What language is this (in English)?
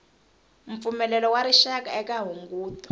Tsonga